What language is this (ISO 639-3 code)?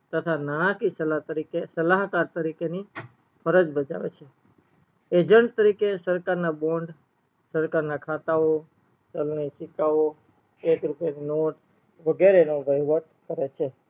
guj